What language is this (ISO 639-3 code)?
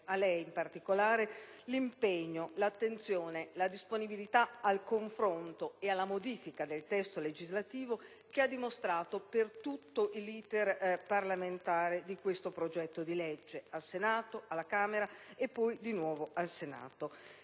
ita